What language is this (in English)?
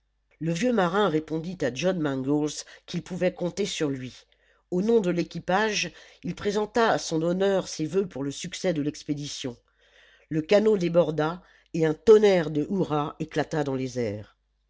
French